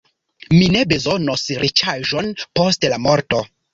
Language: Esperanto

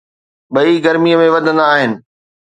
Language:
Sindhi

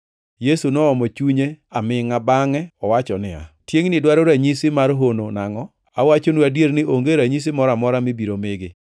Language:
Luo (Kenya and Tanzania)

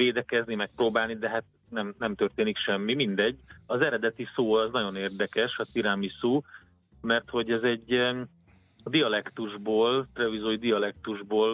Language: Hungarian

